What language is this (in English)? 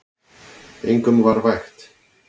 Icelandic